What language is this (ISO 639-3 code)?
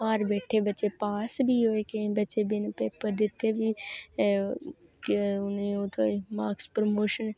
doi